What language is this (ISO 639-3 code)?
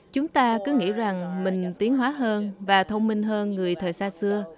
vie